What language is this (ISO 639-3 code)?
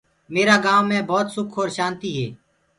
ggg